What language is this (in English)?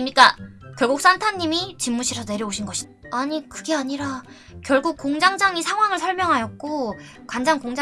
Korean